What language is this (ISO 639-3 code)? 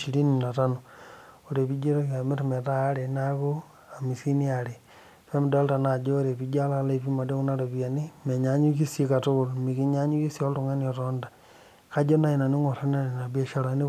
mas